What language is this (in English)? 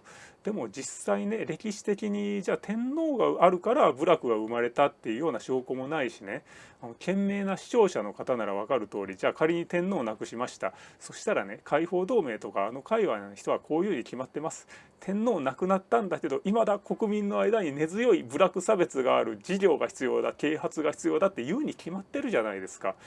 Japanese